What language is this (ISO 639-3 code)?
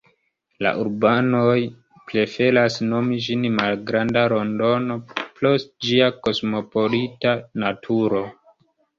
epo